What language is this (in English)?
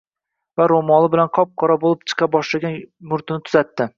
Uzbek